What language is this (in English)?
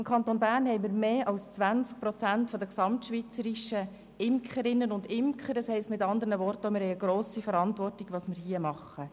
Swiss German